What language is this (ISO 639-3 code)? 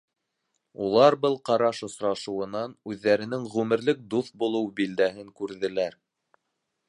bak